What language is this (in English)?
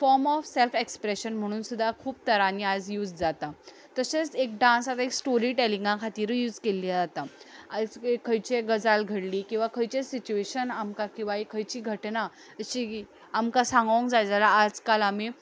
Konkani